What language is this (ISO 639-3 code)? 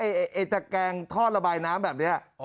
tha